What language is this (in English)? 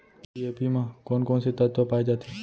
Chhattisgarhi